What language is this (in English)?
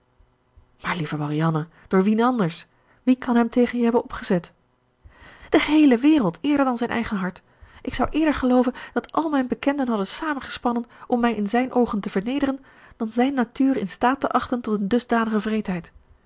Dutch